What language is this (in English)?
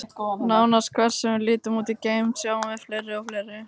Icelandic